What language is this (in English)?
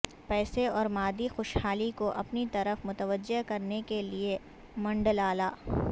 Urdu